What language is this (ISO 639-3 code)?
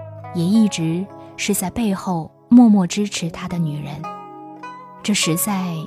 zho